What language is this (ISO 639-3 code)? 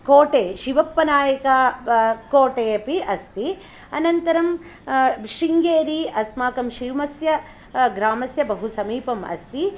san